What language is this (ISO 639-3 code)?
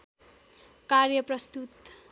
nep